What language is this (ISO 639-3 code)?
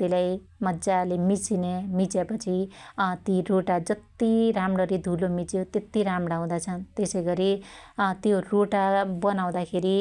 dty